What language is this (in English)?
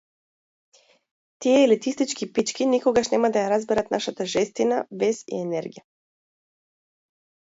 Macedonian